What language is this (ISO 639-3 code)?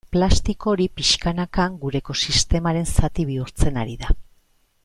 eus